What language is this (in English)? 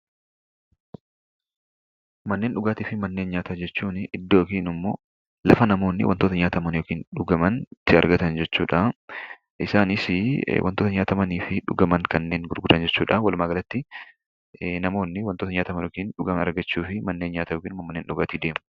Oromo